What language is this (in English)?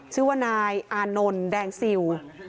Thai